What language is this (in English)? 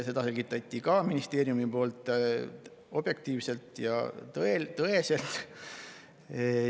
Estonian